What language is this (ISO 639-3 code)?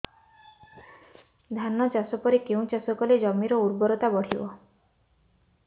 ori